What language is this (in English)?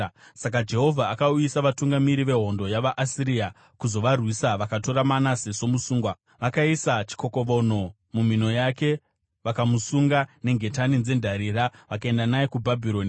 Shona